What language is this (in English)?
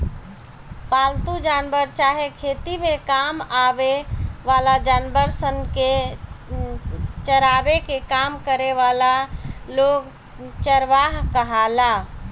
Bhojpuri